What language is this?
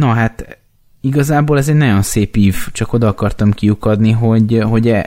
Hungarian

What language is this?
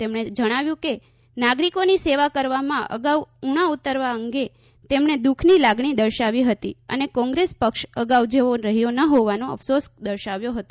Gujarati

